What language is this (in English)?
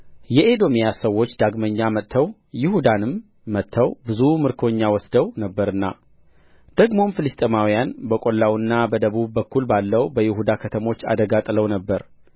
Amharic